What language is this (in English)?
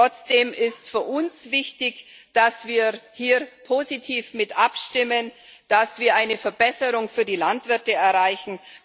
German